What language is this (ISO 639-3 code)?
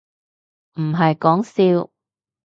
yue